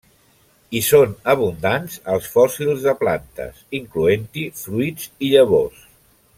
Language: Catalan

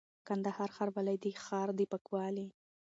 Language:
Pashto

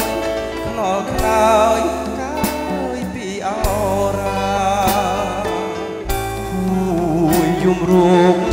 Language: Thai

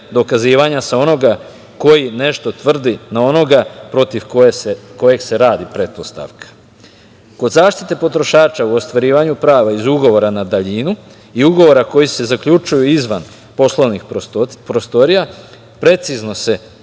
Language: Serbian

